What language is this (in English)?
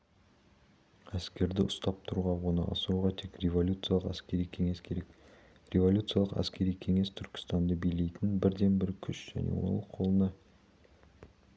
Kazakh